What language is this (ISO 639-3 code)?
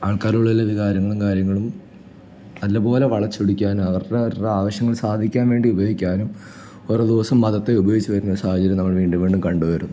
mal